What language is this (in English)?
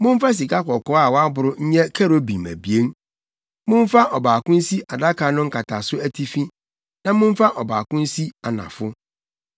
Akan